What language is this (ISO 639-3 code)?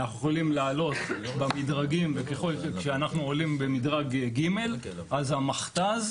heb